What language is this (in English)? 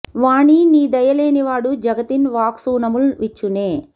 Telugu